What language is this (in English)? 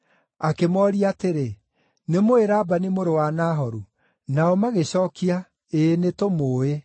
Kikuyu